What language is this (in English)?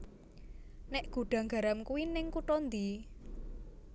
Javanese